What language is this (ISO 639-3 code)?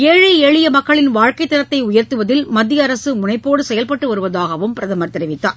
tam